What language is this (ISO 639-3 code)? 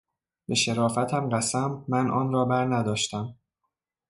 fas